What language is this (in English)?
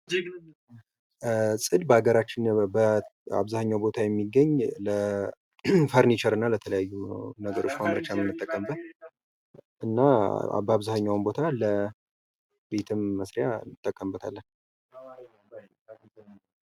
Amharic